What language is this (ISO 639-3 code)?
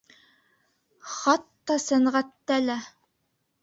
bak